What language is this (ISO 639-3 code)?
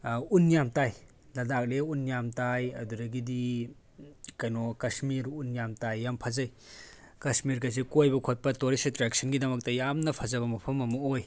mni